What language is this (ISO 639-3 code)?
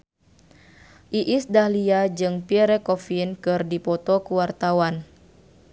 sun